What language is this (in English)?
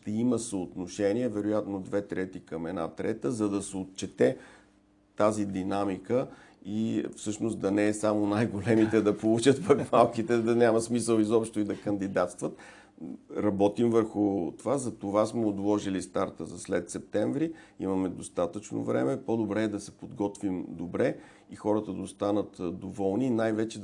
Bulgarian